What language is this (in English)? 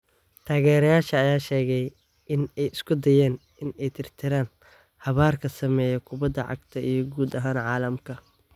Somali